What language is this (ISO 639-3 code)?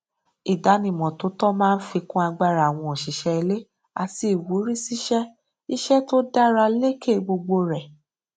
yor